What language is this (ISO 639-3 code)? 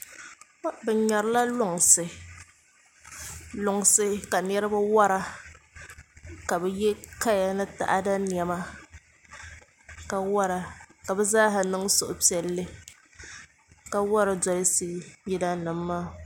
dag